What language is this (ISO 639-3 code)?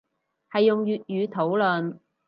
yue